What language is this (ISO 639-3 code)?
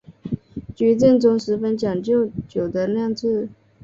zho